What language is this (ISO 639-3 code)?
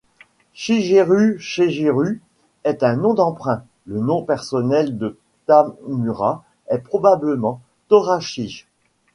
fra